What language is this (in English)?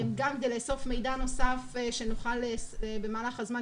Hebrew